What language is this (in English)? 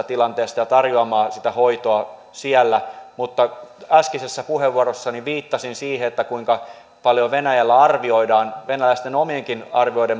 Finnish